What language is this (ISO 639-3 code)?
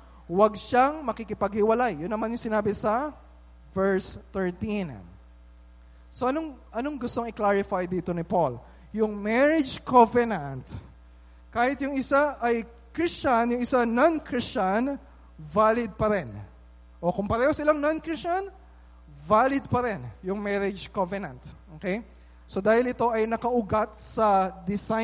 fil